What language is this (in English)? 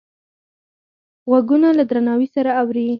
Pashto